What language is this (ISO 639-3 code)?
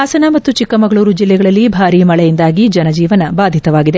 kan